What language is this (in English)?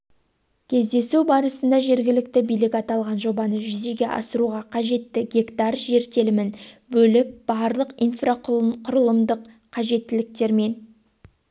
Kazakh